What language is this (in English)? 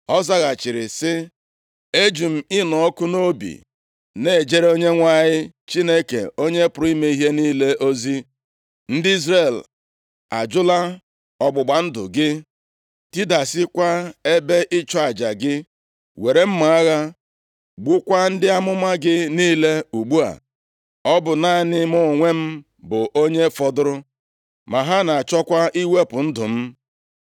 Igbo